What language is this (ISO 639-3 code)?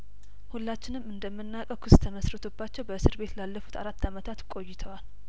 amh